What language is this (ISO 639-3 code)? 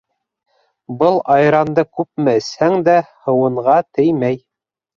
bak